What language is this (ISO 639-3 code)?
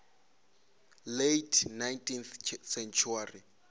ven